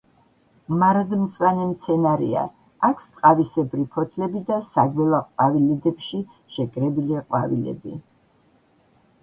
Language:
Georgian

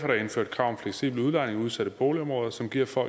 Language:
Danish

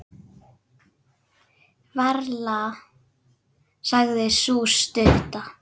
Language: Icelandic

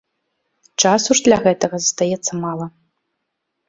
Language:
Belarusian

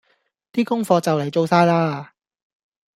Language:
Cantonese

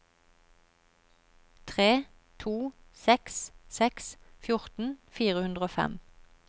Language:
Norwegian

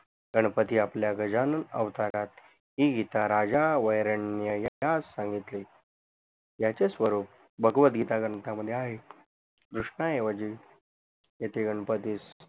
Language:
Marathi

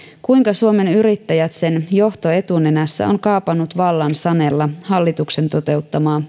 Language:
Finnish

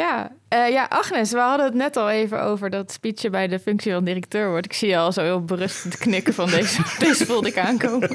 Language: Dutch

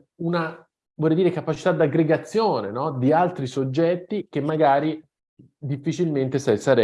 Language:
Italian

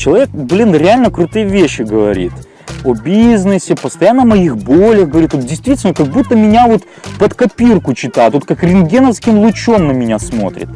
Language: Russian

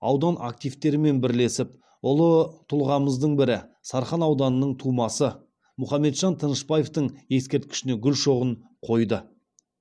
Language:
Kazakh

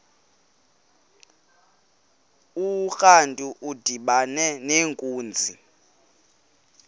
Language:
Xhosa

